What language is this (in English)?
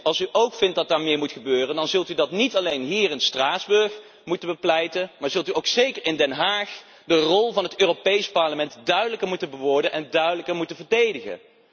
Dutch